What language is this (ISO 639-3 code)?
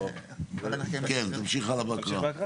heb